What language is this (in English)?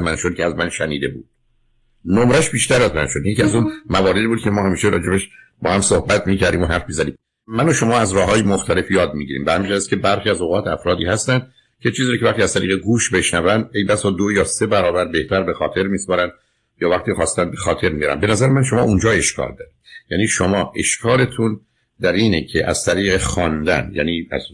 Persian